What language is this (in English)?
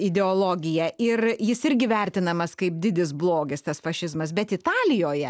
Lithuanian